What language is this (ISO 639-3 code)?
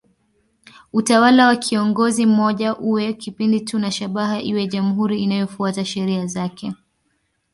swa